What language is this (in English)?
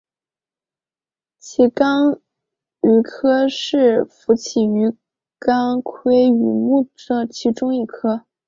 Chinese